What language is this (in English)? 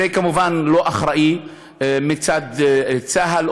Hebrew